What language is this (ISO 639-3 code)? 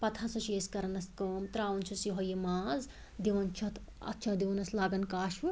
kas